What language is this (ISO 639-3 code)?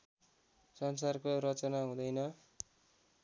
nep